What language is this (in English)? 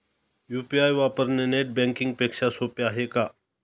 Marathi